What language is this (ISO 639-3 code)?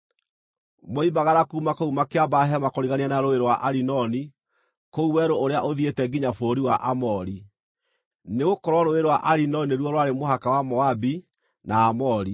kik